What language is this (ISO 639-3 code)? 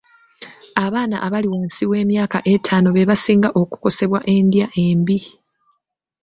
lug